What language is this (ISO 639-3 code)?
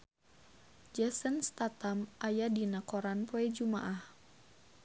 sun